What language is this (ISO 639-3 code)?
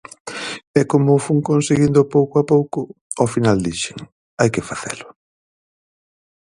glg